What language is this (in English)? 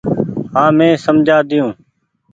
Goaria